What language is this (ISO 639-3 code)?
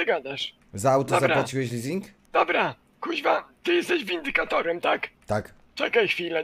pol